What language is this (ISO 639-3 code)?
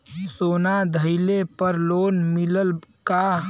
bho